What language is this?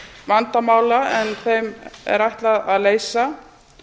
Icelandic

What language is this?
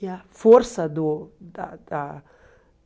Portuguese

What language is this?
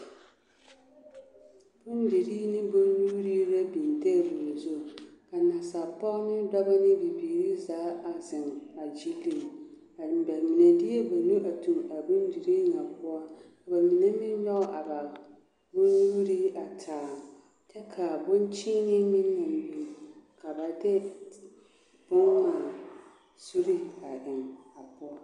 Southern Dagaare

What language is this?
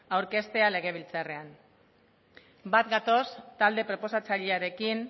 Basque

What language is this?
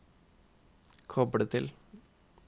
Norwegian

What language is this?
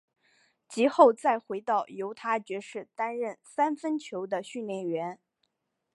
Chinese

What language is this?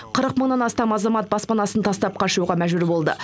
Kazakh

